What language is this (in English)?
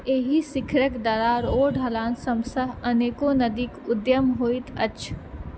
Maithili